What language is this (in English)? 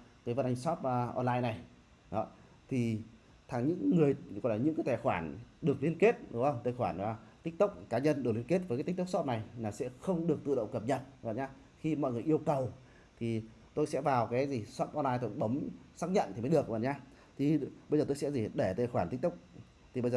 Vietnamese